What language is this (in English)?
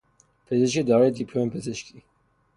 Persian